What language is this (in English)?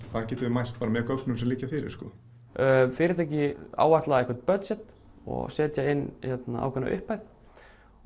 Icelandic